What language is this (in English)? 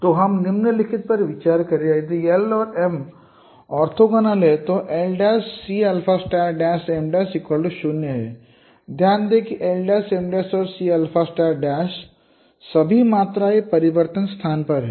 Hindi